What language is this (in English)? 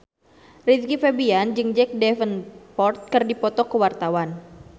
Sundanese